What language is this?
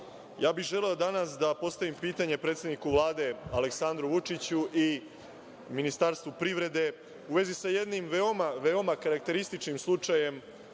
Serbian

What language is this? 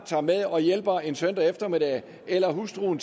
Danish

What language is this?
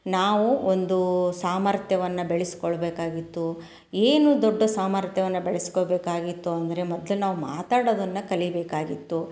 Kannada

